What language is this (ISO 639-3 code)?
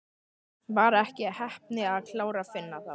isl